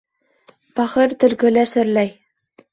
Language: Bashkir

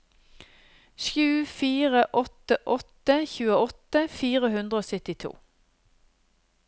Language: Norwegian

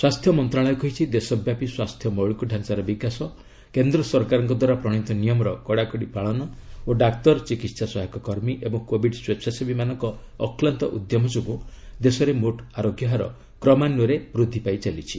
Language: Odia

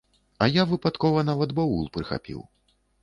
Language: Belarusian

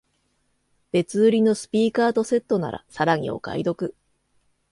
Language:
Japanese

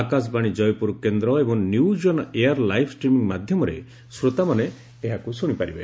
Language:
Odia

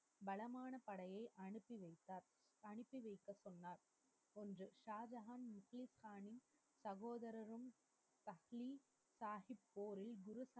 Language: Tamil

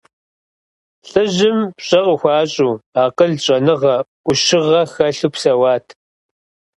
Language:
Kabardian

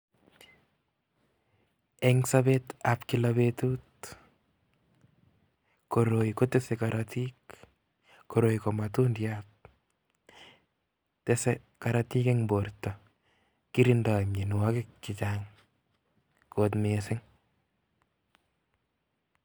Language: Kalenjin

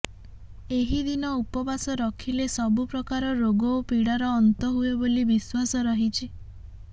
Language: Odia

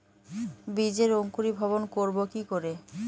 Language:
Bangla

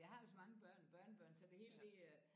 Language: Danish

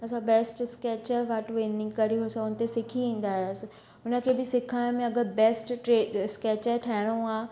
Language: Sindhi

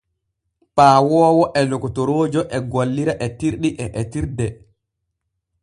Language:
Borgu Fulfulde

